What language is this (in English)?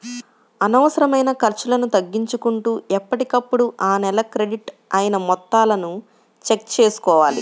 Telugu